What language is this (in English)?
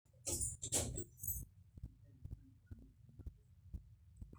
Masai